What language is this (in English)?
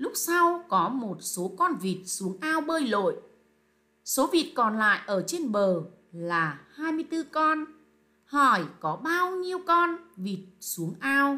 Vietnamese